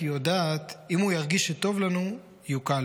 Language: Hebrew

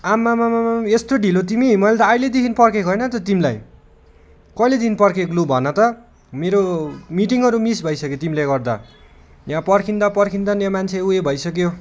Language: Nepali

